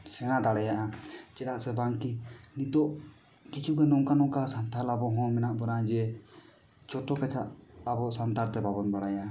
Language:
Santali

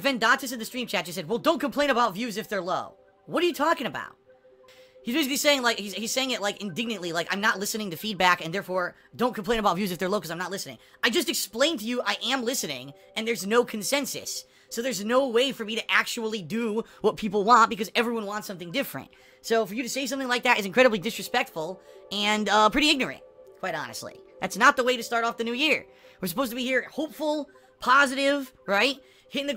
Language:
English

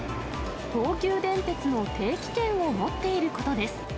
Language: Japanese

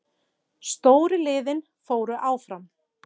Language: Icelandic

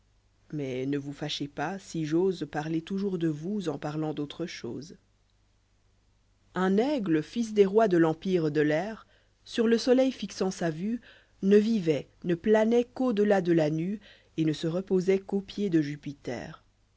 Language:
French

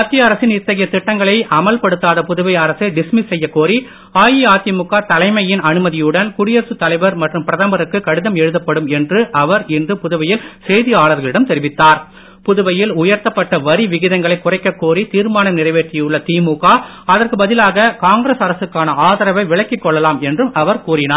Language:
Tamil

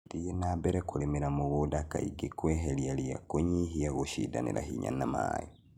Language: Kikuyu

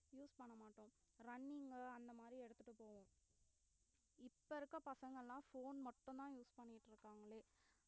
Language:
Tamil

